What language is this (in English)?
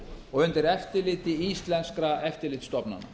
Icelandic